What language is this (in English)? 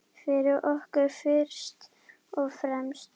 Icelandic